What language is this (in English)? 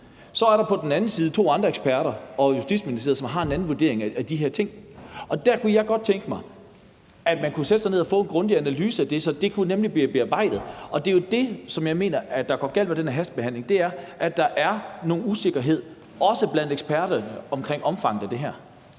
Danish